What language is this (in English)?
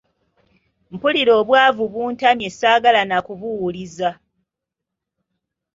Ganda